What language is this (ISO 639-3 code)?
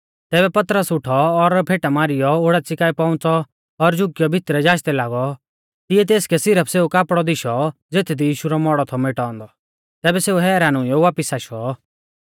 bfz